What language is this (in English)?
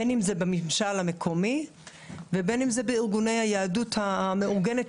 Hebrew